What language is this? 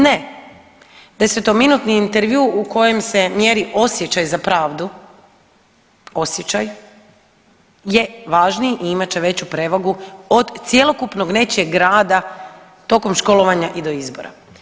Croatian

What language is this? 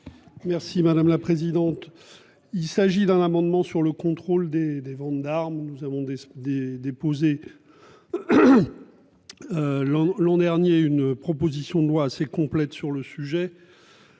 French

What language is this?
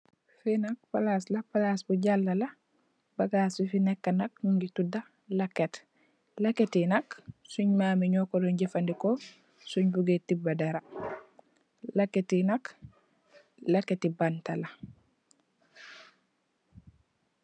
Wolof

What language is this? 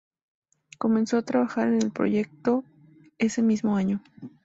Spanish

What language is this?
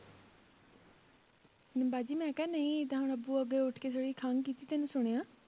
Punjabi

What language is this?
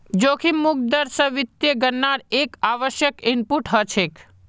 Magahi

